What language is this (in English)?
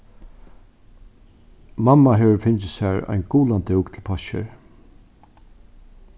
Faroese